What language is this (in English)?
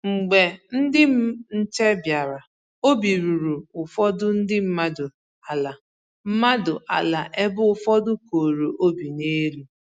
Igbo